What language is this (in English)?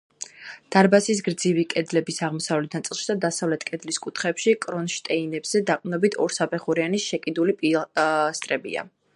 Georgian